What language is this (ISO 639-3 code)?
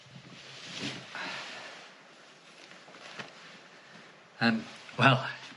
cym